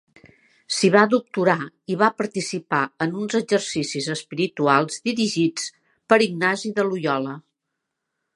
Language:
Catalan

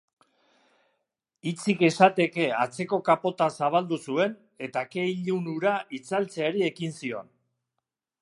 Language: Basque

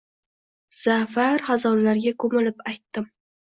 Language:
Uzbek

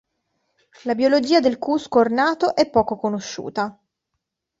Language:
Italian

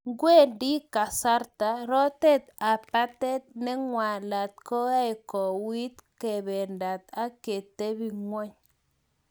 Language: Kalenjin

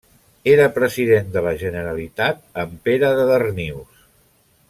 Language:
Catalan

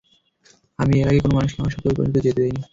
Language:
Bangla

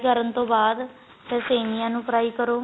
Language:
Punjabi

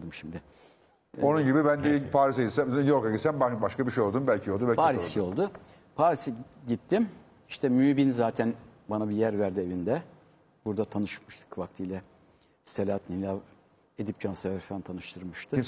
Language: Turkish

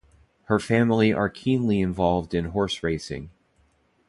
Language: English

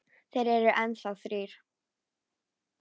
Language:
Icelandic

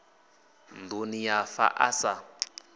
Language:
Venda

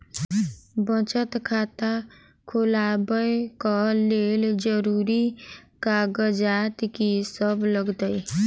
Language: Maithili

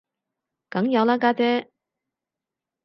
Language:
Cantonese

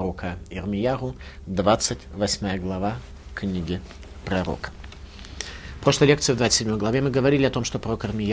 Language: Russian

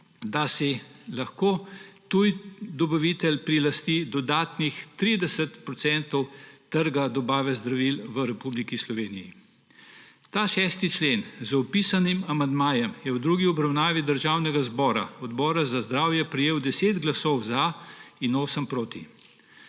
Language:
Slovenian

